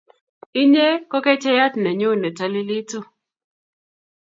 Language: Kalenjin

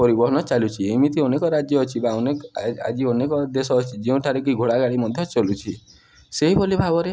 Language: Odia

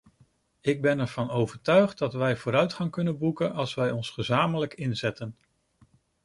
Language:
Dutch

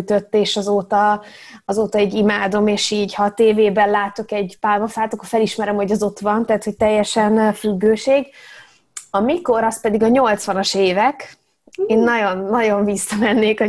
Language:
Hungarian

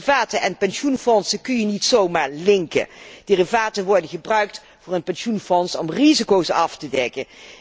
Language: Dutch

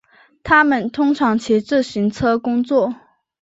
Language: Chinese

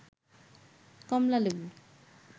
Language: Bangla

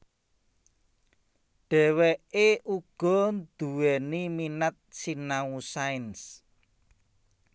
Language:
Javanese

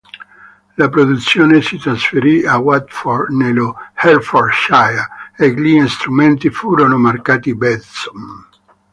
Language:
Italian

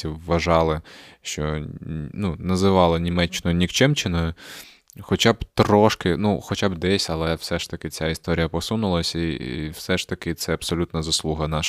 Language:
Ukrainian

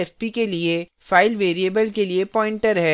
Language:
Hindi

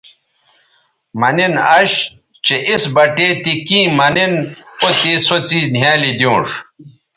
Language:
Bateri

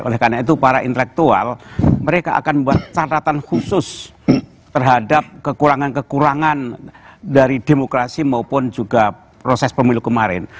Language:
Indonesian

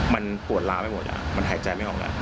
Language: Thai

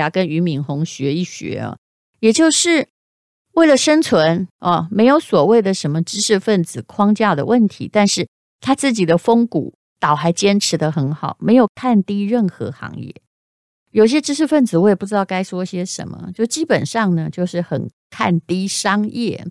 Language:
Chinese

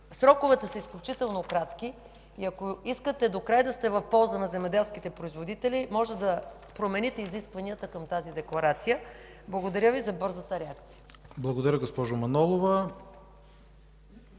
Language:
Bulgarian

